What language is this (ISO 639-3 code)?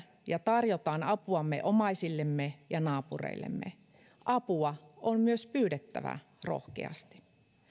fin